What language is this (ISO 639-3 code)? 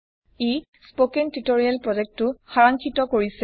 asm